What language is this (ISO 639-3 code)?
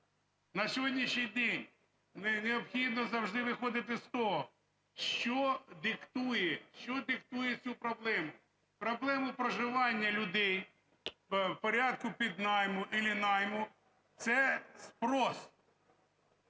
ukr